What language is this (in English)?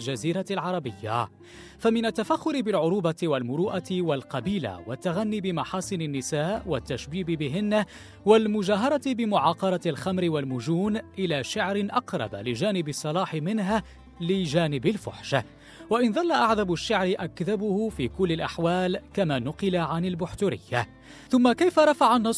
Arabic